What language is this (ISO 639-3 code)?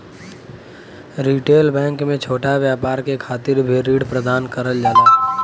bho